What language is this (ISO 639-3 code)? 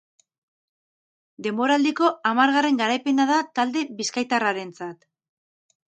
eus